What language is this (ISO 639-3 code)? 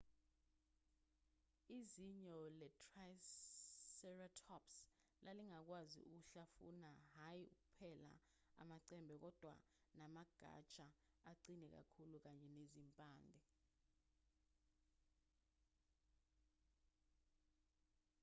zul